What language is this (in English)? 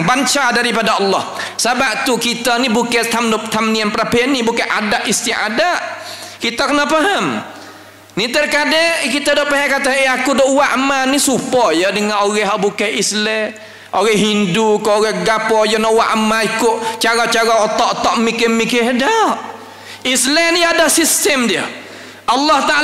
Malay